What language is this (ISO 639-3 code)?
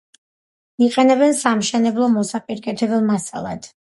kat